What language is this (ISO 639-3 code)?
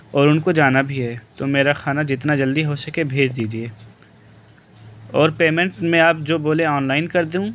urd